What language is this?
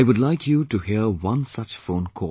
English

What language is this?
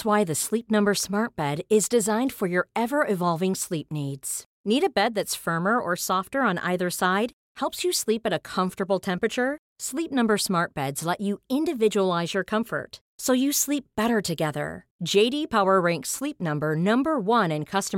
Swedish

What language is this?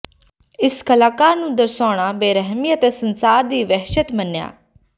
Punjabi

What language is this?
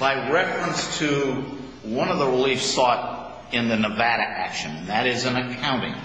English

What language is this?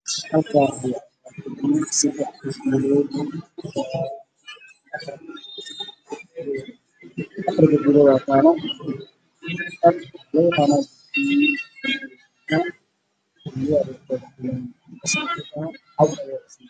Somali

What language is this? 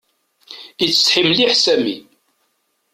Kabyle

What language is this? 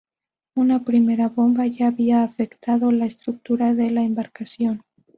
Spanish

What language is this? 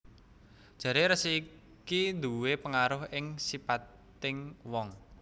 Javanese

